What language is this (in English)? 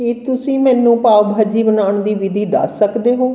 Punjabi